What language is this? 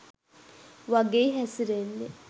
Sinhala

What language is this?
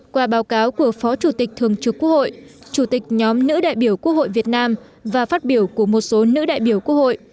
Vietnamese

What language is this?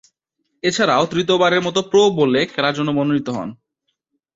Bangla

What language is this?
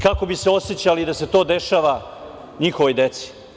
Serbian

